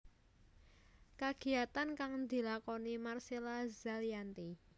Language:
Javanese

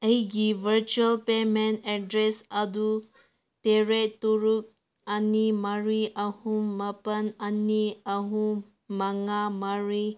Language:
Manipuri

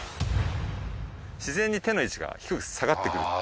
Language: Japanese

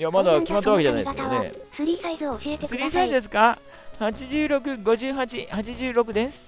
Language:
Japanese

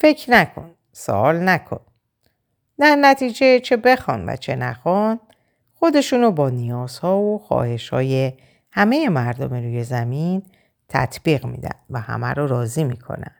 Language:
Persian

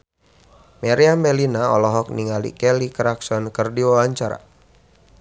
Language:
Sundanese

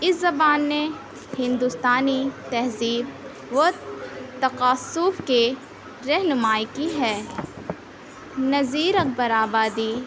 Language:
Urdu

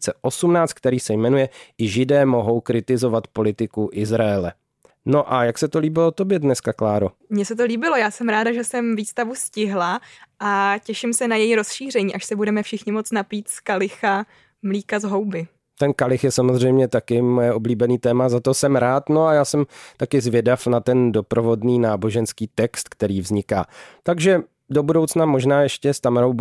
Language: Czech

